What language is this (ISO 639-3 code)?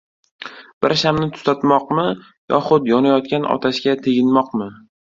uzb